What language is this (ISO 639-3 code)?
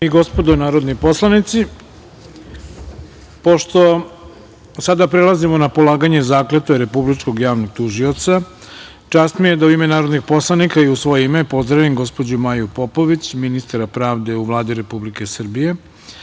srp